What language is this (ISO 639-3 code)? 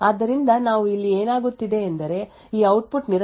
kan